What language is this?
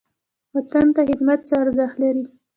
Pashto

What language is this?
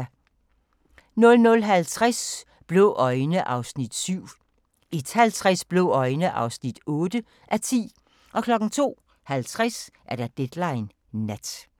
Danish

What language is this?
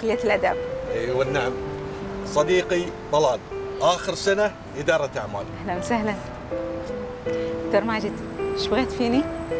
Arabic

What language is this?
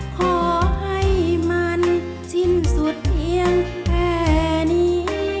Thai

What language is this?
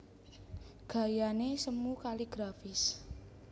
Javanese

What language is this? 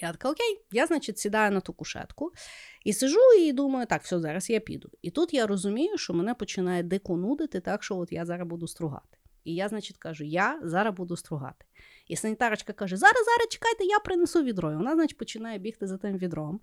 Ukrainian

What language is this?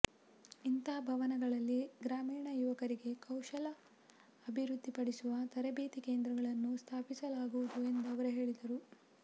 Kannada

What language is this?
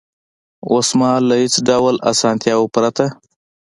Pashto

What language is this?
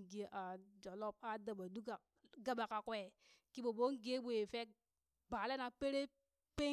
Burak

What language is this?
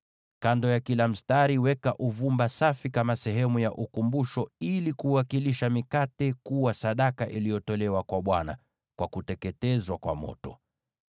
Swahili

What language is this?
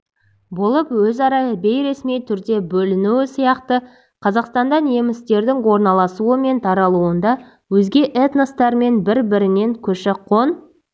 Kazakh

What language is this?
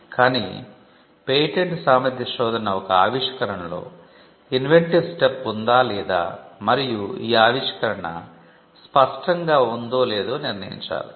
Telugu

